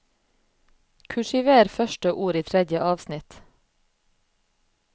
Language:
Norwegian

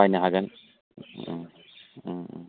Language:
Bodo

